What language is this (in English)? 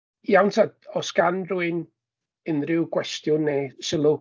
Welsh